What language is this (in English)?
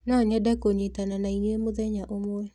Kikuyu